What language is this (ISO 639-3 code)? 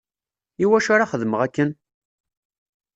kab